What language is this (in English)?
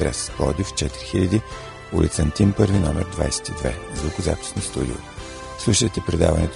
Bulgarian